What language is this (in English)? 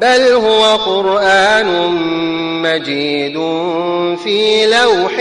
Arabic